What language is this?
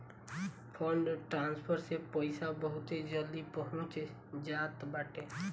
Bhojpuri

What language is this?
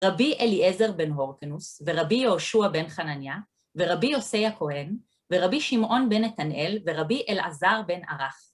Hebrew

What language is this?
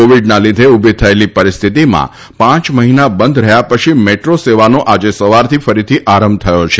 Gujarati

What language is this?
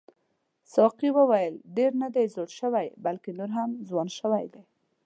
Pashto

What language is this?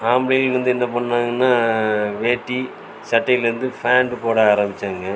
Tamil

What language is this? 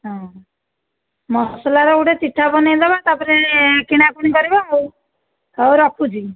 Odia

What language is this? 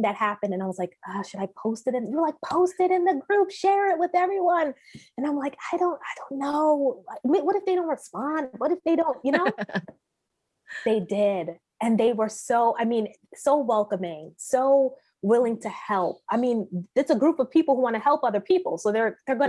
English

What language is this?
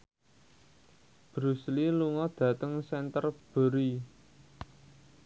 Javanese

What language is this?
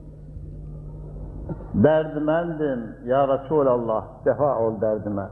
Turkish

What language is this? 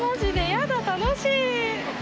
Japanese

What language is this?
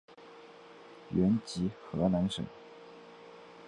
Chinese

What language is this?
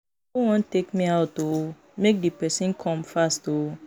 Nigerian Pidgin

